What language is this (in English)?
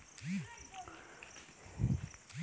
Chhattisgarhi